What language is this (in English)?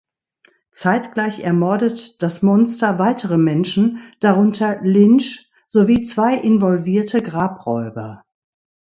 German